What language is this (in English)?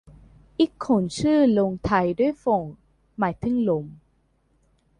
Thai